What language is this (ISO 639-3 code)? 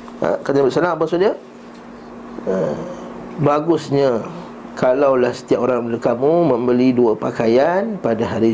msa